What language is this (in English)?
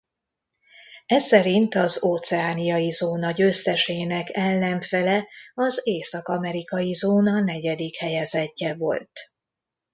Hungarian